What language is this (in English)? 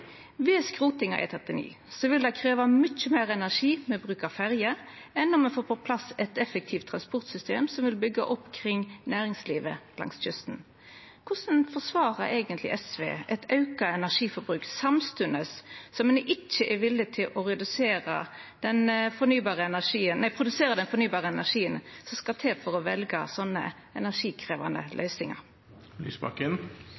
Norwegian Nynorsk